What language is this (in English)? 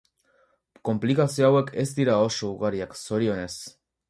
Basque